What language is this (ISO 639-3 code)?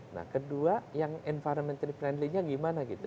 ind